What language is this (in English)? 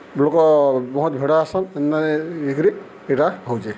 Odia